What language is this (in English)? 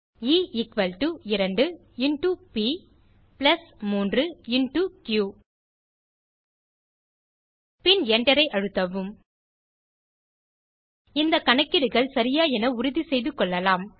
Tamil